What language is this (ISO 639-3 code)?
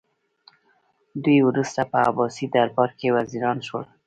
pus